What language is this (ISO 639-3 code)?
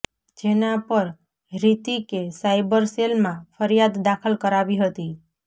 guj